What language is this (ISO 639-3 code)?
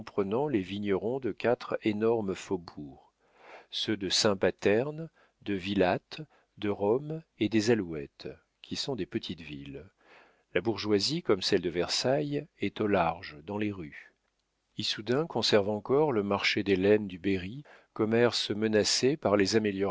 fra